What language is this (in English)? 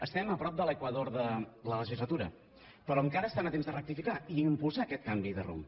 Catalan